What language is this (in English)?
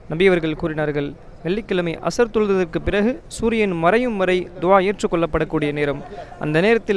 Arabic